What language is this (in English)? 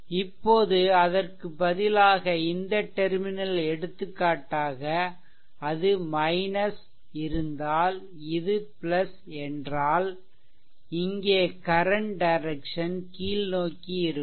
Tamil